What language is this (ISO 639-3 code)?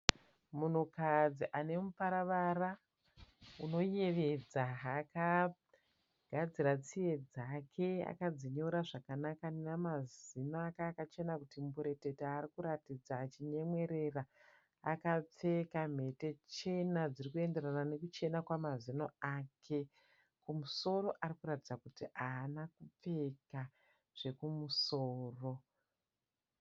sna